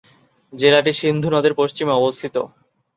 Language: Bangla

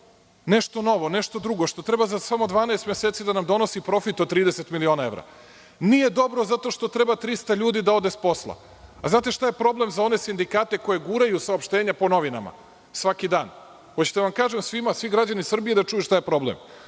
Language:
Serbian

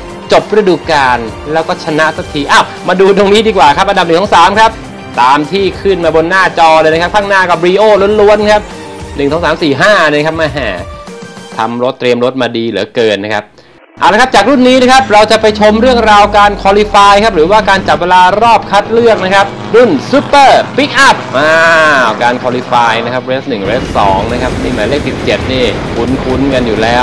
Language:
Thai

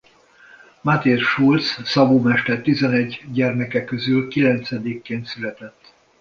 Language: Hungarian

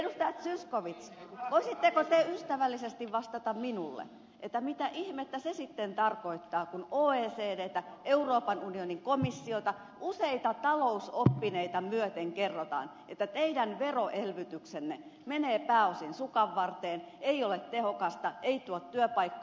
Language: Finnish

